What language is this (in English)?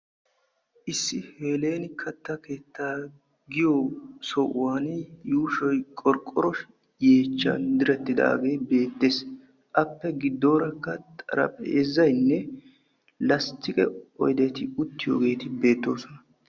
Wolaytta